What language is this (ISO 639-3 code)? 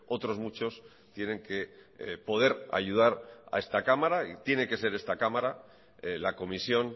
spa